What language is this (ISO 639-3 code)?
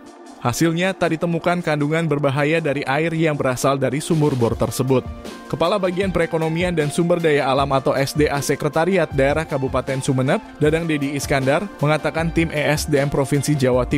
ind